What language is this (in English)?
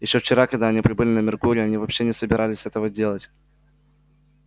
Russian